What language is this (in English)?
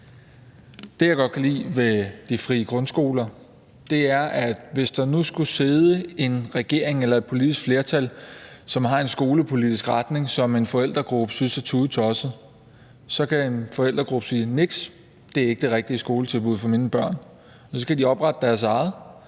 Danish